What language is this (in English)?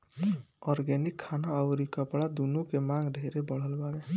Bhojpuri